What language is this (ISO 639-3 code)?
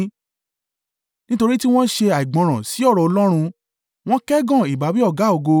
yor